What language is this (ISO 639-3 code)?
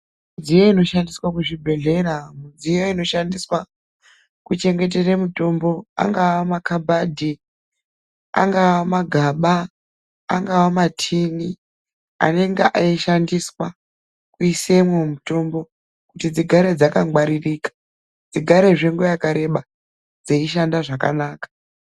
ndc